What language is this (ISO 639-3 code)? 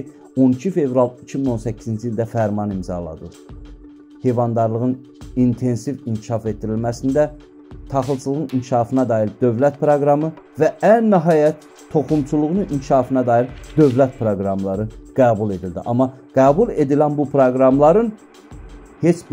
tur